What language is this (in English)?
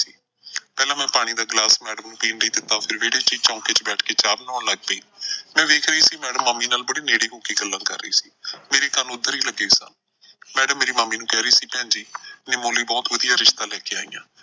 Punjabi